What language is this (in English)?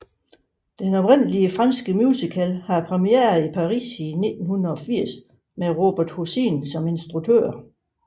Danish